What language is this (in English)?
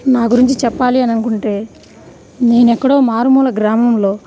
Telugu